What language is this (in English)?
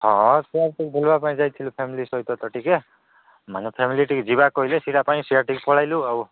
Odia